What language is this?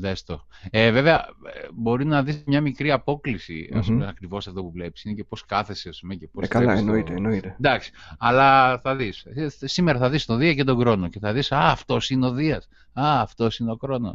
Greek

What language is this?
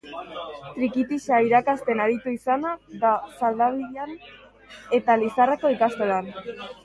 Basque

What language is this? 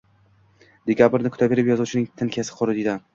Uzbek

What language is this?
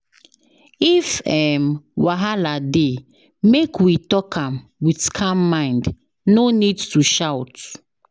Nigerian Pidgin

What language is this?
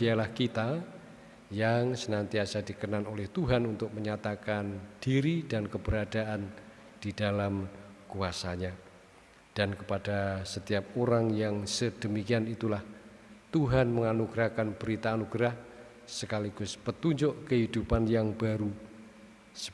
Indonesian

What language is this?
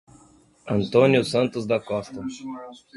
Portuguese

